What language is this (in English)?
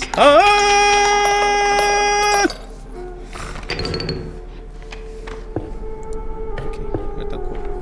Korean